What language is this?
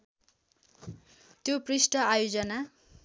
Nepali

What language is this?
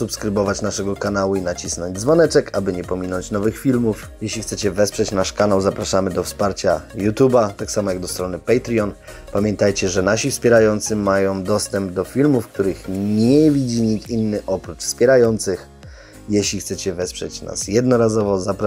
Polish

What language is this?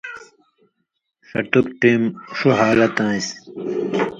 Indus Kohistani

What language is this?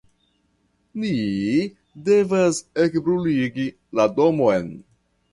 Esperanto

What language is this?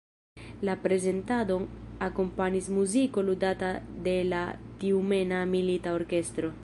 Esperanto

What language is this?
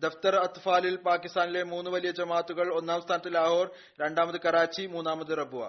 Malayalam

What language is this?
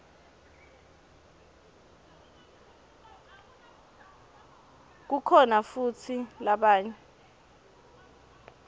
Swati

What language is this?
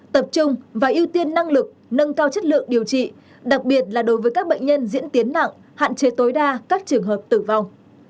Vietnamese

